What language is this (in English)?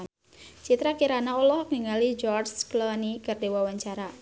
Sundanese